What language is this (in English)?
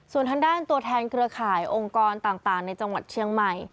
Thai